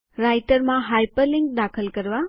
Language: Gujarati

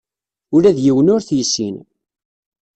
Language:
Kabyle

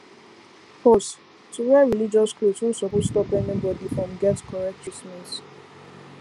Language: Nigerian Pidgin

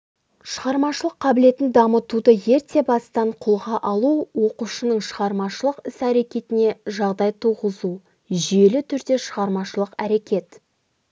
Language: Kazakh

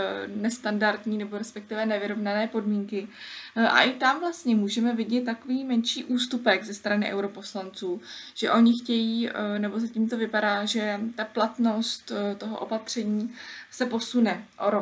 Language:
Czech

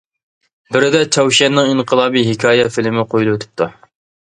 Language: Uyghur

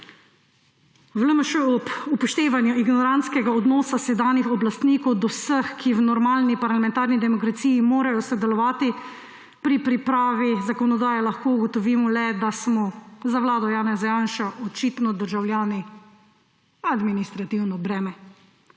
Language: Slovenian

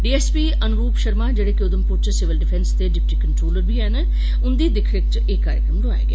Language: Dogri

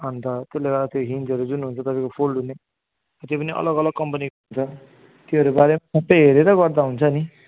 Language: Nepali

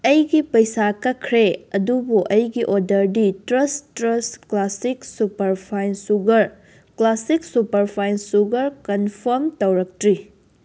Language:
Manipuri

